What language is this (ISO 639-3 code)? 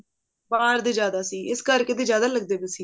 pan